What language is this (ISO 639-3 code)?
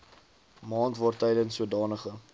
afr